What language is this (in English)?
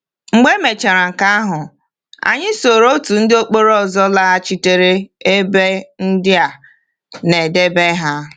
Igbo